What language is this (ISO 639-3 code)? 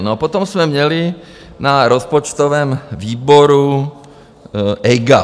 ces